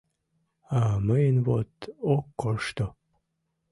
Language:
Mari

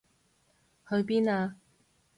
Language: Cantonese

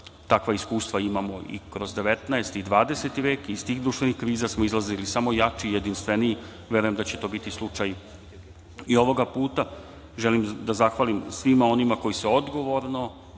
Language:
Serbian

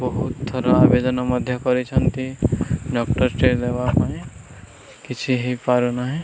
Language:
Odia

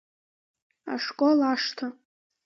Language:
Abkhazian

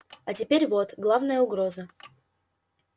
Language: Russian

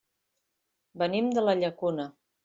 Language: Catalan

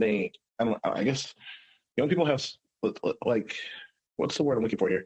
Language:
English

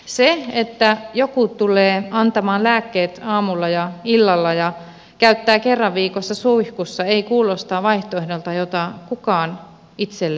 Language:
Finnish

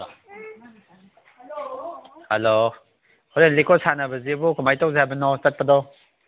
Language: Manipuri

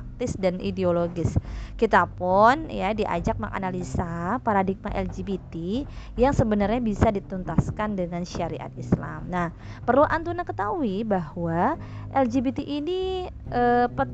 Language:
Indonesian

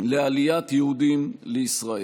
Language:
Hebrew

